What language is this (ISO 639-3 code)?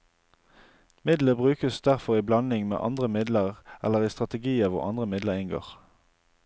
nor